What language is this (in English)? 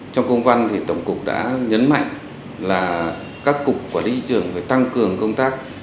Vietnamese